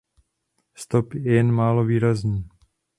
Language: Czech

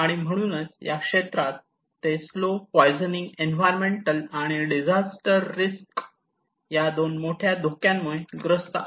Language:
Marathi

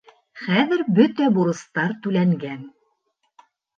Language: Bashkir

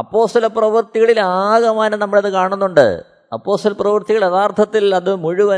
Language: Malayalam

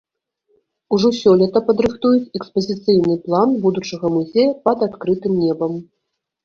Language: Belarusian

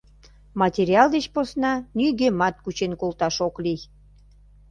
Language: Mari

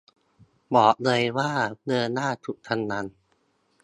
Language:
Thai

